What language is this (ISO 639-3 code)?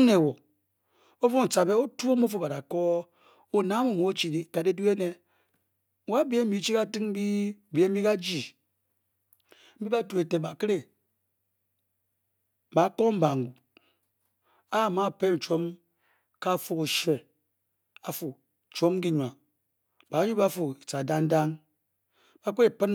bky